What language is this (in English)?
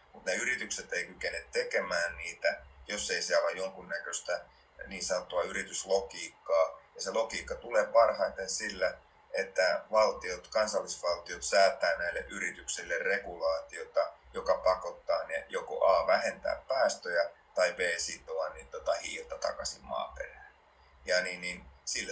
Finnish